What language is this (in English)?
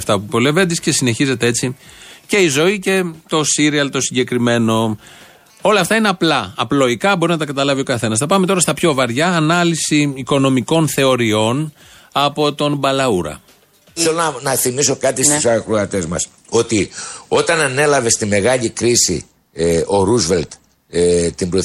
Greek